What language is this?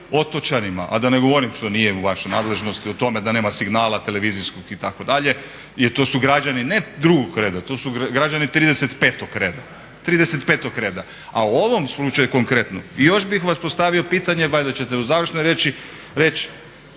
Croatian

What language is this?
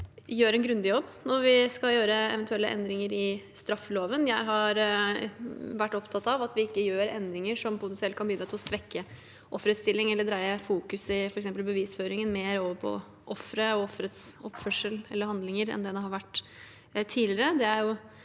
Norwegian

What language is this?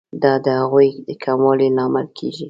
Pashto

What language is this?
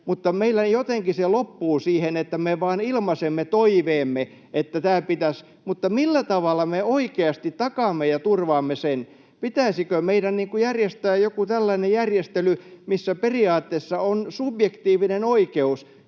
Finnish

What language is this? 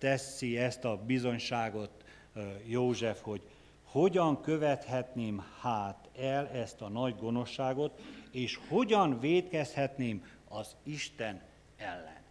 Hungarian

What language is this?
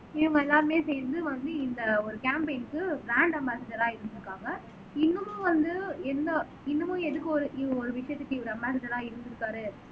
Tamil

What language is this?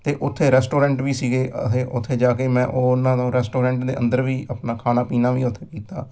Punjabi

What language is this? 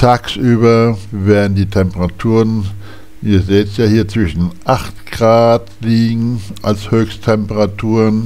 German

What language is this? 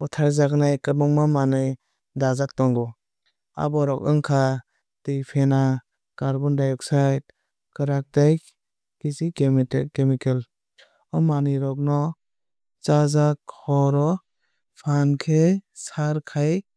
Kok Borok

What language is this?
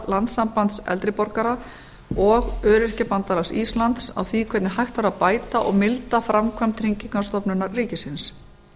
Icelandic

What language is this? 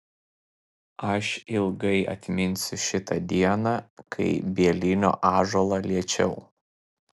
Lithuanian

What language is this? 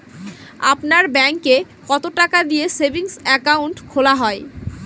Bangla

